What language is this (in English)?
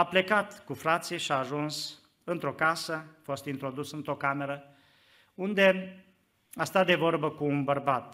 Romanian